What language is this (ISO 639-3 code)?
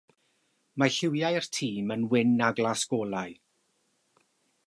cym